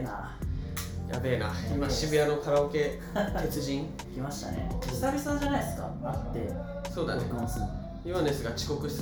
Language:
Japanese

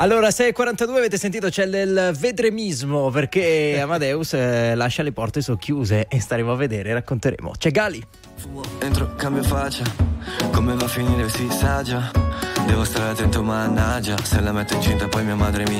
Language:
Italian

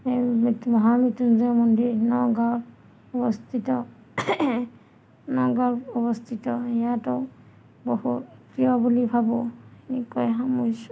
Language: Assamese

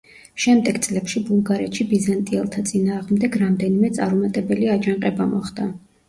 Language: Georgian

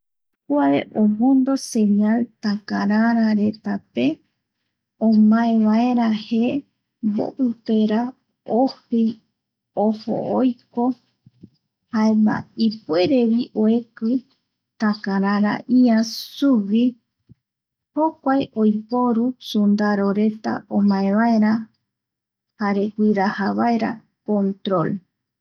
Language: Eastern Bolivian Guaraní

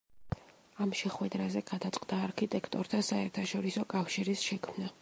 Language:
Georgian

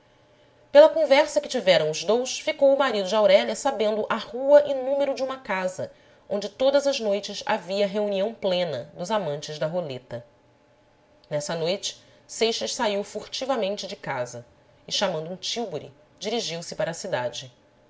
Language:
Portuguese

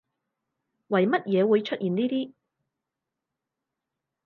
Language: Cantonese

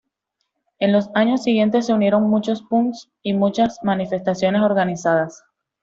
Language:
Spanish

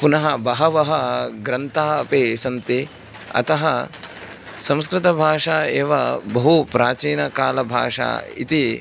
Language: Sanskrit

